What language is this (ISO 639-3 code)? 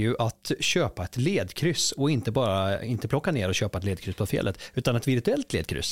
swe